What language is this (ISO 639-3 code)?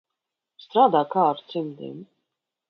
lav